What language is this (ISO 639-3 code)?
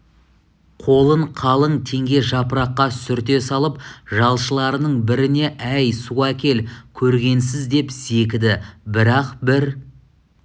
kaz